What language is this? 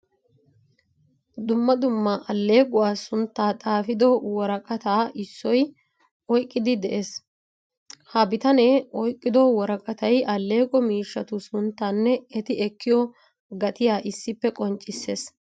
Wolaytta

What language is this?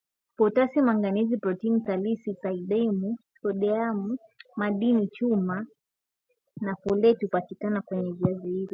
Swahili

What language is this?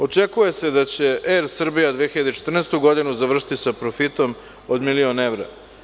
Serbian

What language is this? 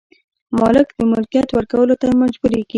Pashto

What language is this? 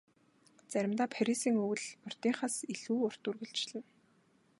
Mongolian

